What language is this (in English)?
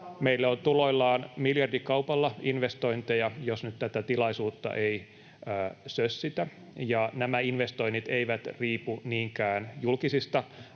Finnish